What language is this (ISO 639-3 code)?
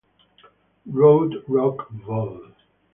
ita